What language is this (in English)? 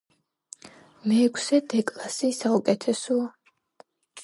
Georgian